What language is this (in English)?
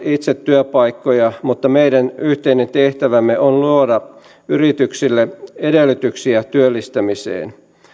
Finnish